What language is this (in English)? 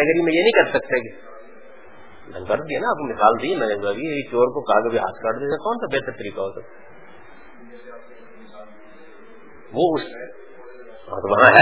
Urdu